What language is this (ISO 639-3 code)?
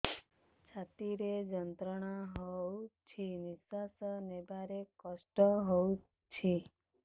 ori